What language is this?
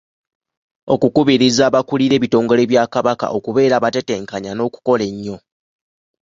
Ganda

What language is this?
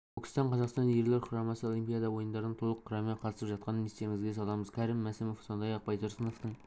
Kazakh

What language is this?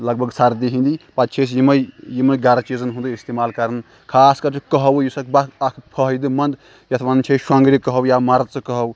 Kashmiri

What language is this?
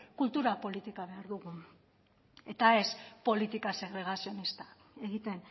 Basque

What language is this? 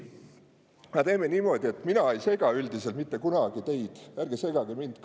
Estonian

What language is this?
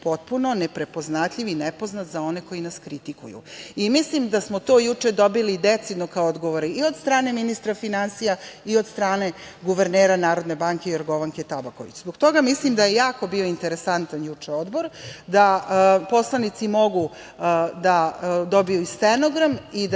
Serbian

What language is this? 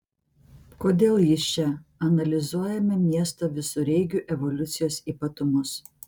Lithuanian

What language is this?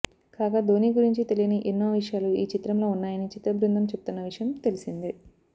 Telugu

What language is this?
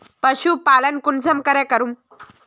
Magahi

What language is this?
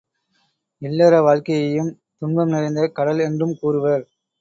Tamil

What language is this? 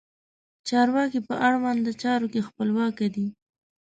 Pashto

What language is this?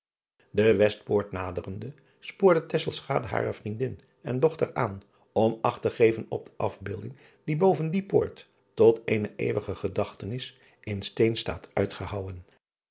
Dutch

